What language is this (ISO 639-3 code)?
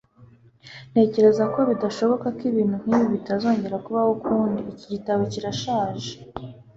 kin